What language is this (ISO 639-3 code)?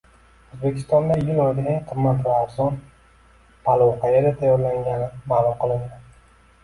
uzb